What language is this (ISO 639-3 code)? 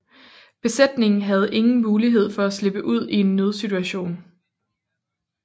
dan